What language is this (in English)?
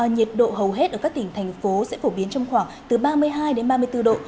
Vietnamese